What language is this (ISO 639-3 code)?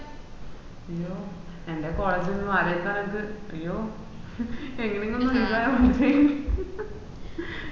mal